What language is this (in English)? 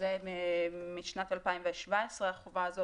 Hebrew